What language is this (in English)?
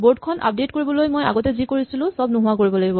Assamese